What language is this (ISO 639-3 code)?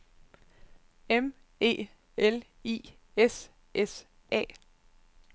dan